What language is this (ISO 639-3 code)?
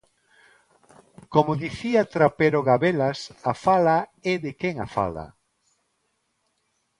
glg